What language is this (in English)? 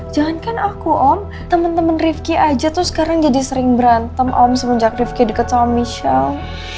Indonesian